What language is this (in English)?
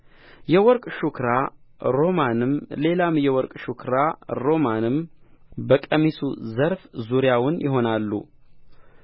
Amharic